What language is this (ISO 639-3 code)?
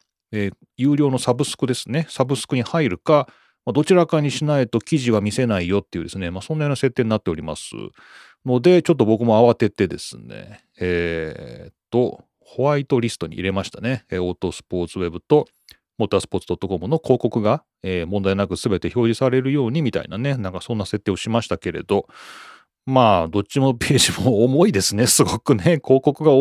jpn